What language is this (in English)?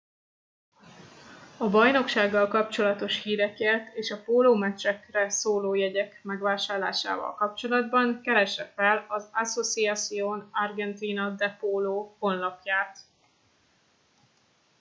Hungarian